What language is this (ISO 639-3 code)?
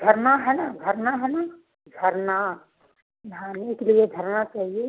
hin